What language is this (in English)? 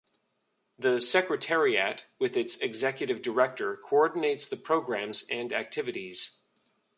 English